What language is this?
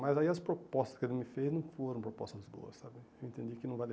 Portuguese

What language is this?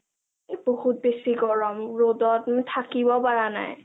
Assamese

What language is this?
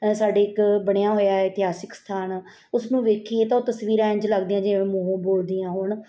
Punjabi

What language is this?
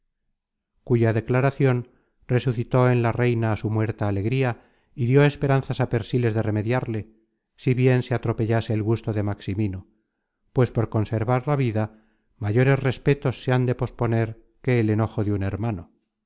Spanish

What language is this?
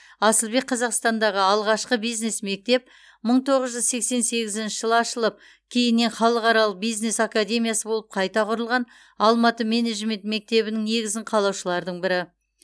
Kazakh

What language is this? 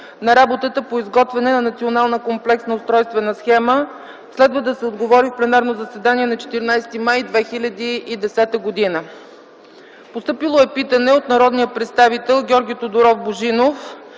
Bulgarian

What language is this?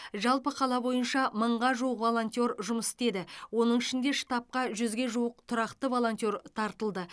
Kazakh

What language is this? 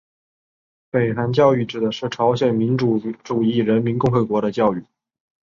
Chinese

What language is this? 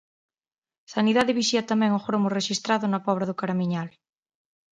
Galician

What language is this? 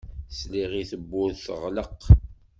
Kabyle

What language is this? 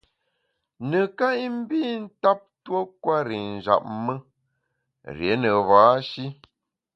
Bamun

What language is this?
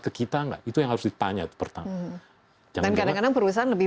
Indonesian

